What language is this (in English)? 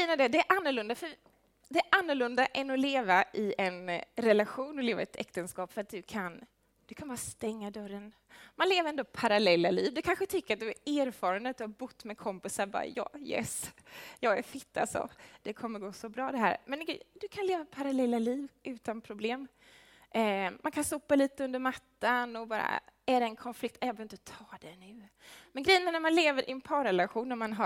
Swedish